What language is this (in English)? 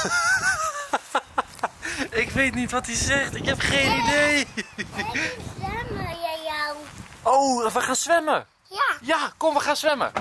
Dutch